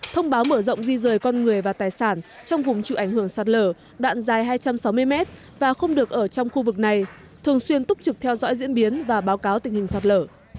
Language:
Vietnamese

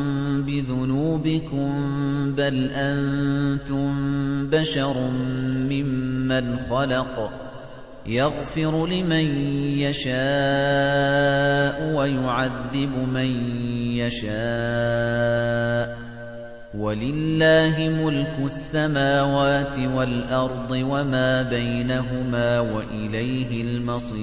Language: Arabic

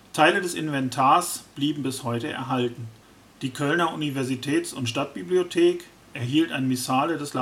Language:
German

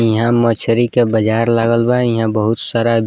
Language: Bhojpuri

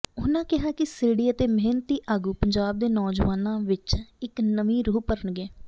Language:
Punjabi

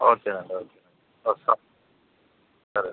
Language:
Telugu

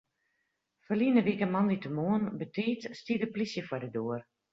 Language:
Western Frisian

